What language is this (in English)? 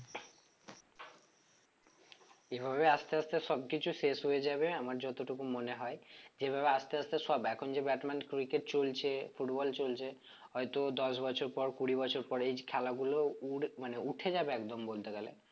Bangla